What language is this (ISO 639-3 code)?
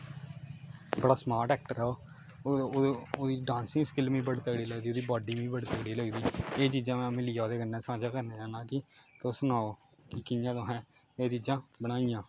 doi